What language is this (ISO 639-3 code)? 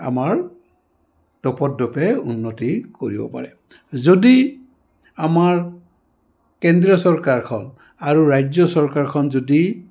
asm